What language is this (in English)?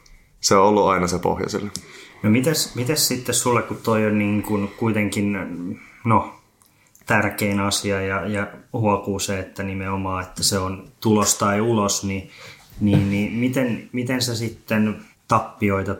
Finnish